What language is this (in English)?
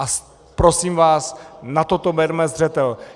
Czech